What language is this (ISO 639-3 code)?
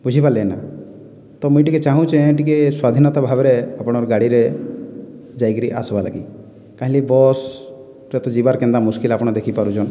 ori